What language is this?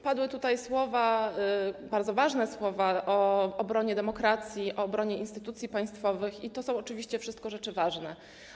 Polish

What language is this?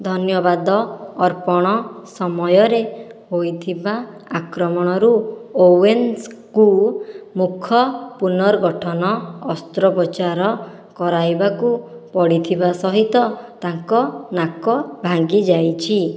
Odia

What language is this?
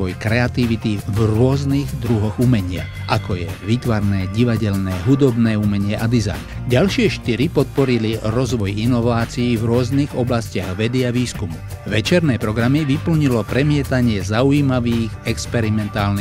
Slovak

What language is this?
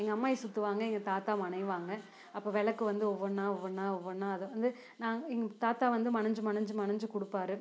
Tamil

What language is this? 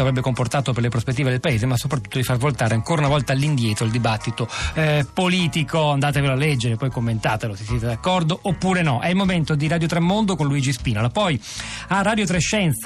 Italian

